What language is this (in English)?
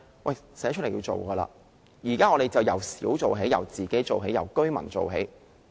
Cantonese